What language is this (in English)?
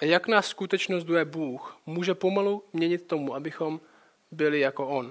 Czech